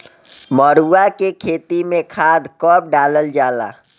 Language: Bhojpuri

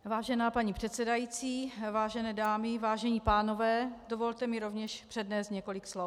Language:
Czech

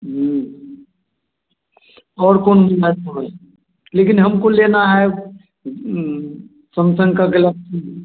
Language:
Hindi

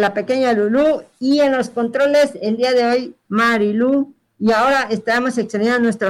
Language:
Spanish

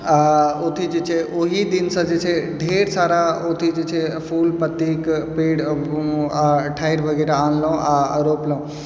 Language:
Maithili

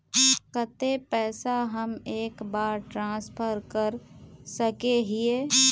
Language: Magahi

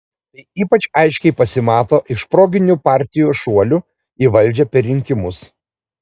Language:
Lithuanian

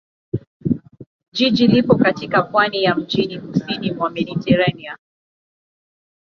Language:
Swahili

